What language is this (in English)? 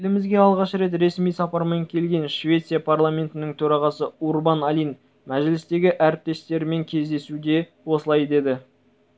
Kazakh